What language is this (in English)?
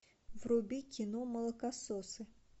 Russian